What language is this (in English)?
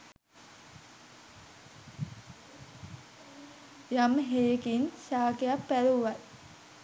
Sinhala